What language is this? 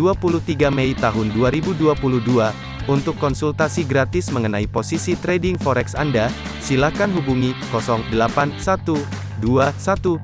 Indonesian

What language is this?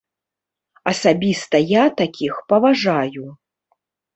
Belarusian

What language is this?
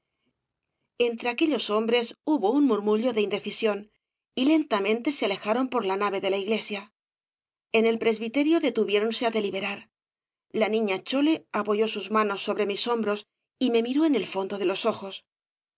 Spanish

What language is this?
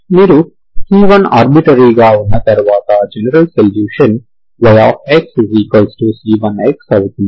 Telugu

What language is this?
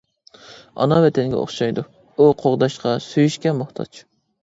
Uyghur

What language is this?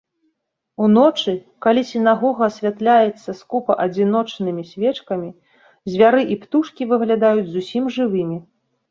Belarusian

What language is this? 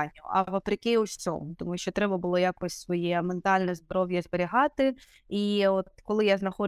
Ukrainian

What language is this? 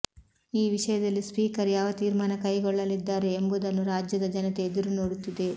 Kannada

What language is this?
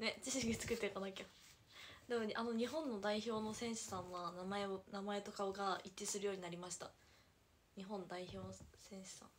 Japanese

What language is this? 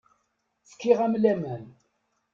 Kabyle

